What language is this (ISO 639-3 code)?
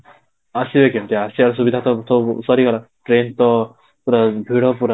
ori